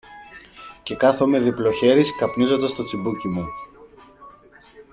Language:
Greek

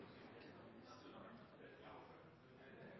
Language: Norwegian Nynorsk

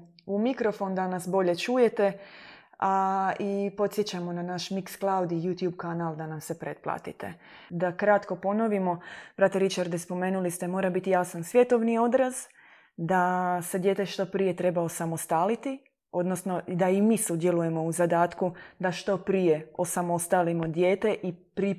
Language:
Croatian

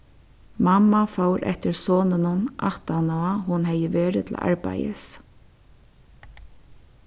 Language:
Faroese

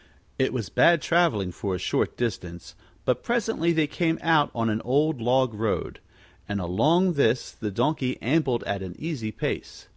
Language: English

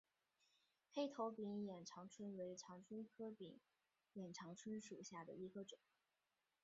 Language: Chinese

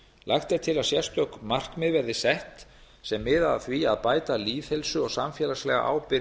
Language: Icelandic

